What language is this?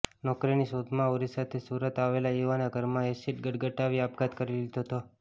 Gujarati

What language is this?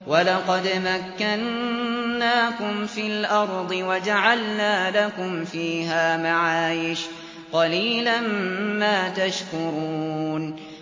Arabic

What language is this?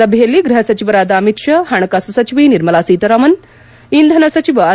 Kannada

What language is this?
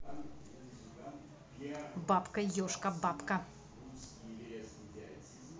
Russian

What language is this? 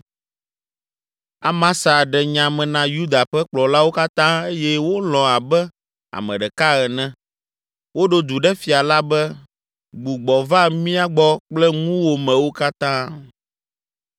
Ewe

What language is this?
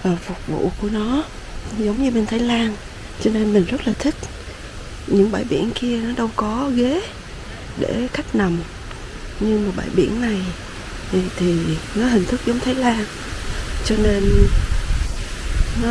Vietnamese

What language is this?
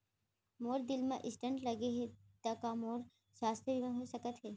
Chhattisgarhi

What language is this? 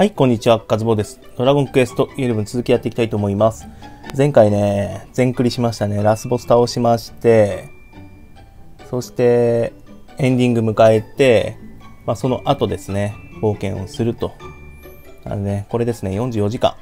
Japanese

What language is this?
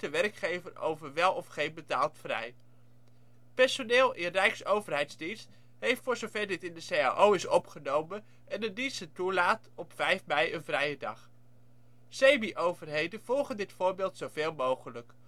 Dutch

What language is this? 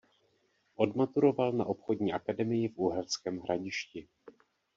Czech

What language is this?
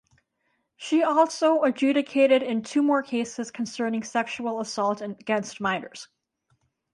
English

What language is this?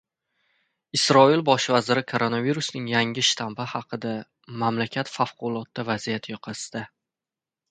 Uzbek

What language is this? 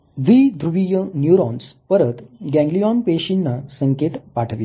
Marathi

